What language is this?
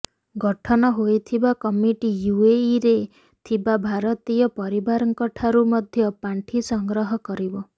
Odia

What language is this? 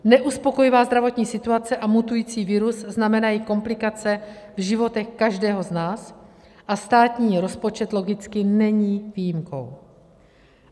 Czech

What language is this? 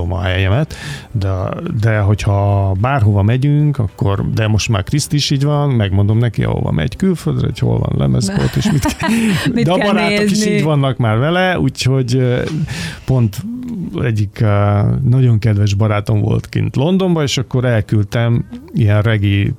Hungarian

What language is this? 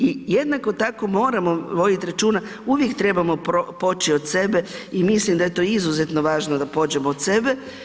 Croatian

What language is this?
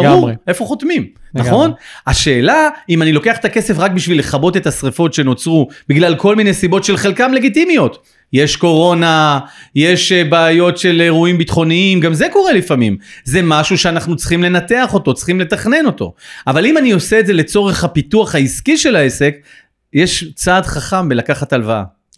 Hebrew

